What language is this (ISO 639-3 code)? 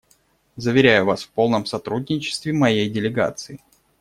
rus